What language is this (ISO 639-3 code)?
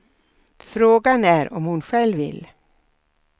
swe